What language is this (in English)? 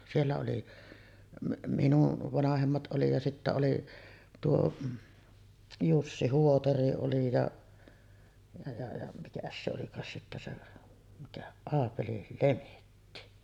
Finnish